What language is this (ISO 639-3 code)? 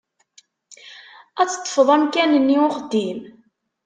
kab